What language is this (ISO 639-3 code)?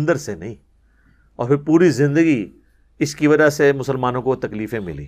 urd